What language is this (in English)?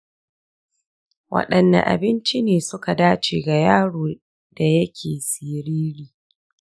Hausa